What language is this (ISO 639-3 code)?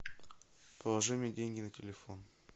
rus